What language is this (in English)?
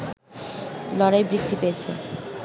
Bangla